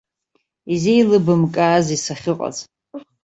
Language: Abkhazian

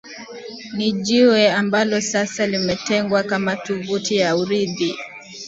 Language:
Swahili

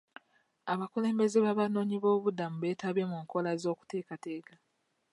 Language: Ganda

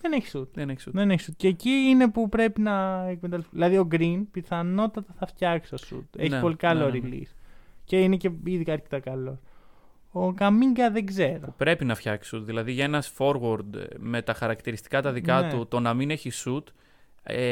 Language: Greek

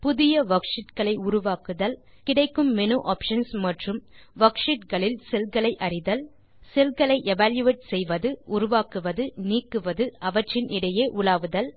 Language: Tamil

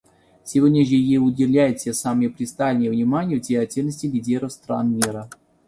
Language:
Russian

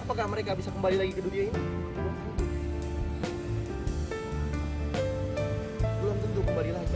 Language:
Indonesian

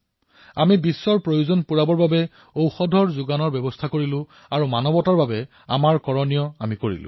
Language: Assamese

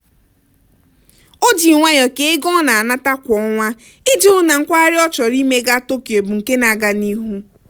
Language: Igbo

